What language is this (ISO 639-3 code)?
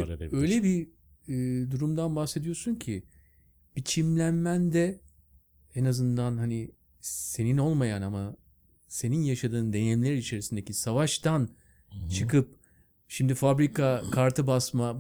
tur